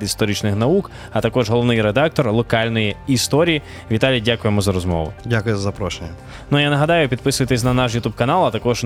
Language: Ukrainian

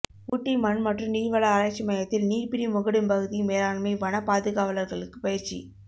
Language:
Tamil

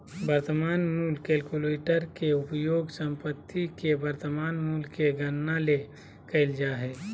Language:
Magahi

